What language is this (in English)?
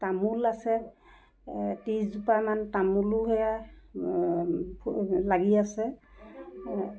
Assamese